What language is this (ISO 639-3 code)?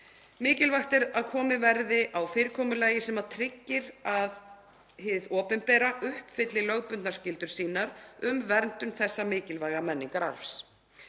isl